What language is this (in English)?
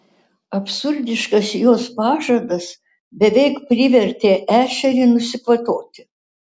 Lithuanian